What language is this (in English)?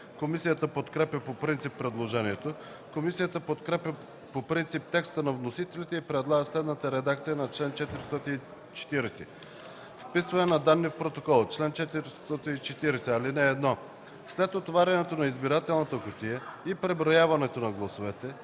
Bulgarian